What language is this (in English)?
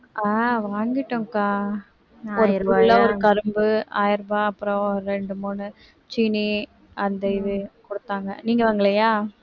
Tamil